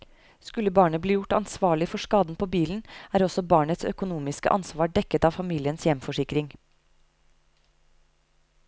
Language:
Norwegian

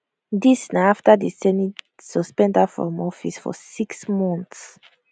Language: Nigerian Pidgin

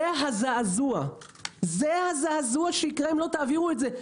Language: Hebrew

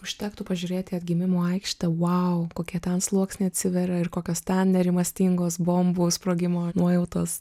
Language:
Lithuanian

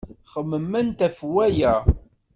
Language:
Kabyle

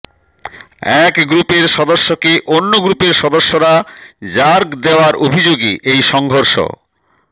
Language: Bangla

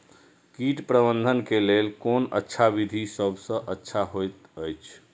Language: Maithili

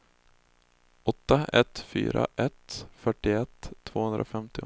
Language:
Swedish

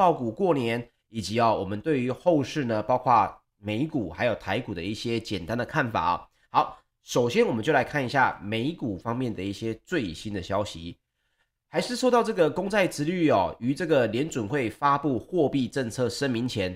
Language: Chinese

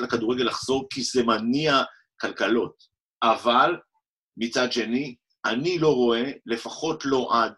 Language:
Hebrew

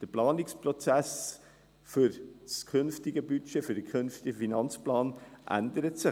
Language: Swiss German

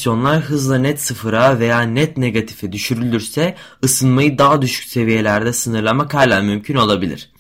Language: Turkish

